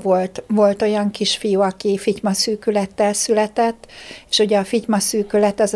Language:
Hungarian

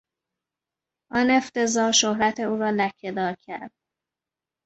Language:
Persian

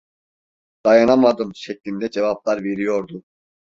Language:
Turkish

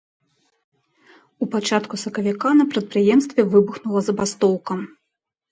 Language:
Belarusian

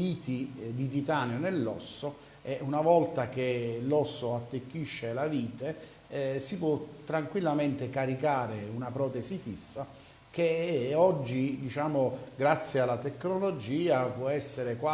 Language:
Italian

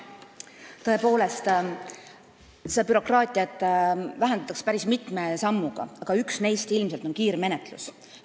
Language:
Estonian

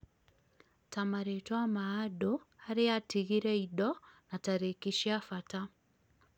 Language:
Kikuyu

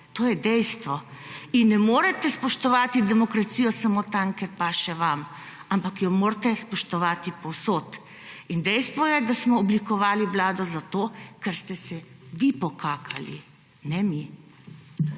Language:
Slovenian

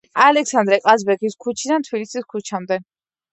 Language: Georgian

